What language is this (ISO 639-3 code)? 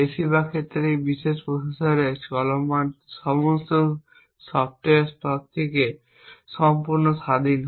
ben